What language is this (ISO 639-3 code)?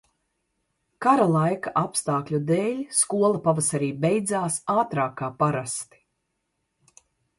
lav